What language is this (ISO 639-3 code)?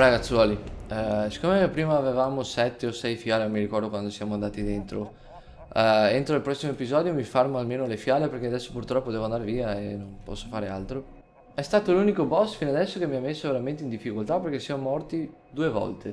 ita